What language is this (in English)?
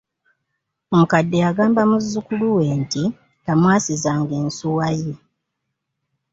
Ganda